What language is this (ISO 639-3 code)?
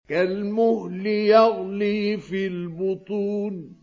ara